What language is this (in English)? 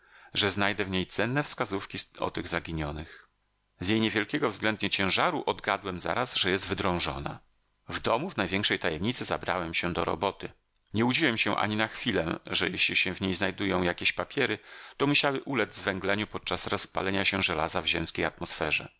Polish